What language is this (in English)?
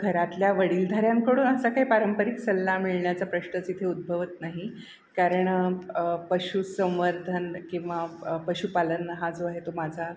Marathi